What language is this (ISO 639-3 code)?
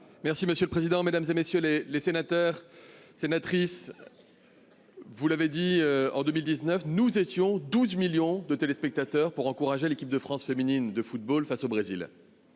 fra